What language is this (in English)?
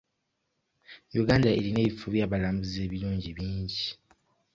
Ganda